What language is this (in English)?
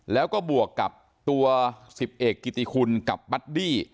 Thai